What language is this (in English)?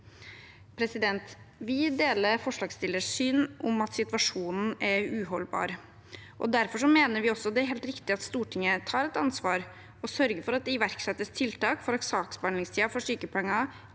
Norwegian